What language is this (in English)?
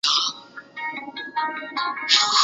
Chinese